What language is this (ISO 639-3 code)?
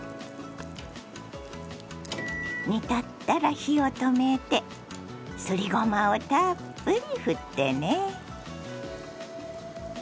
jpn